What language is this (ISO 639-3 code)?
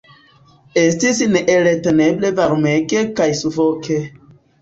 epo